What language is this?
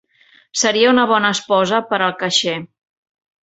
Catalan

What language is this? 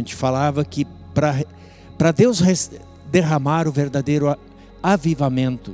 Portuguese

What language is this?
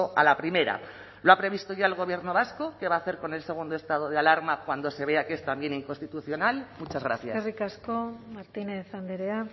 Spanish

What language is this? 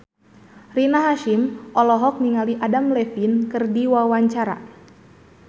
Sundanese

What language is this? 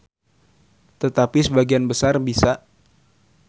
Sundanese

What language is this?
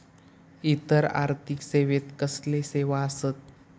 Marathi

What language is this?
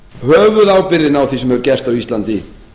Icelandic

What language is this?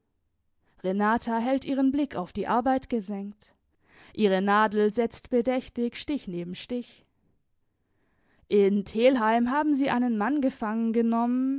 German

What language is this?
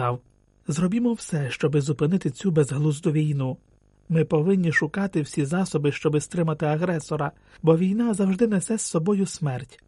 Ukrainian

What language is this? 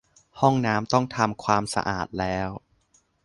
Thai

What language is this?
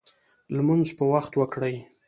Pashto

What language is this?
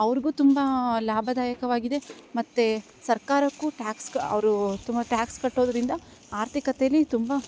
Kannada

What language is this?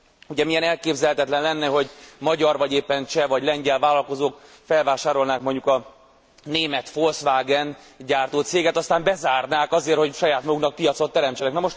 Hungarian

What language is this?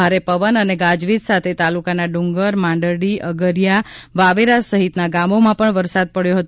Gujarati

